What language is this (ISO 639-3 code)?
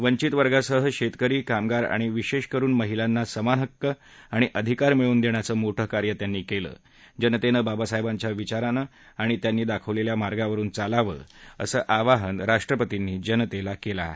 mar